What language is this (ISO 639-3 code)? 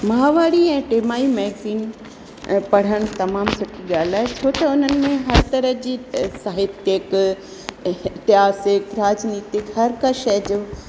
snd